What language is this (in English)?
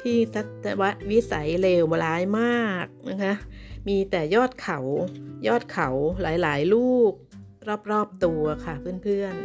Thai